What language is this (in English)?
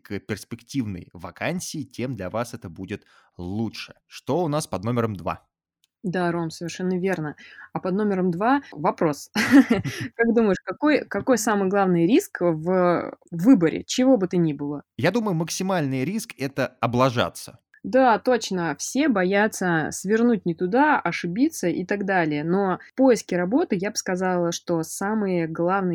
Russian